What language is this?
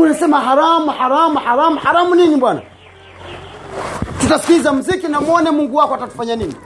Swahili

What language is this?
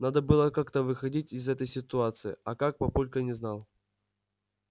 Russian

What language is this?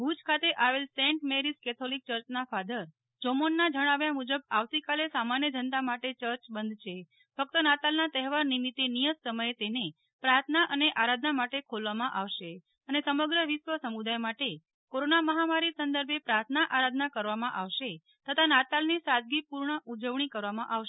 Gujarati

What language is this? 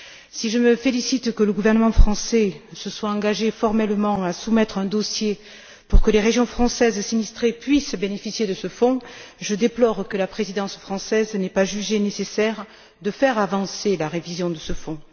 French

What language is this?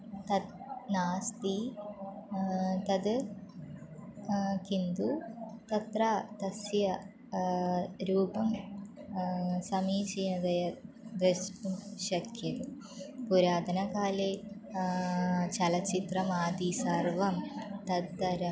Sanskrit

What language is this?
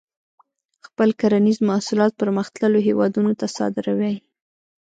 Pashto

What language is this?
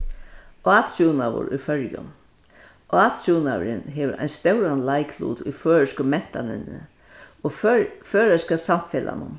Faroese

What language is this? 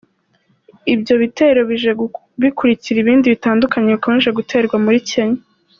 Kinyarwanda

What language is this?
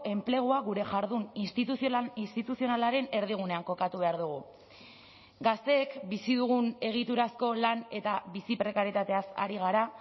Basque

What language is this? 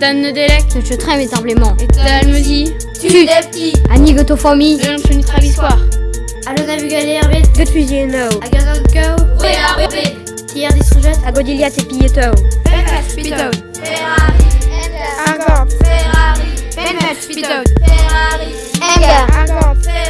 Breton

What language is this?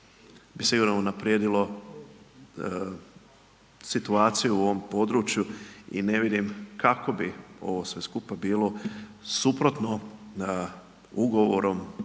Croatian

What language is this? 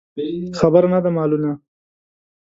Pashto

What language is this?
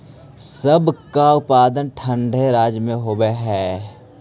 Magahi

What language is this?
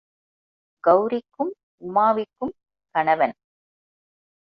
Tamil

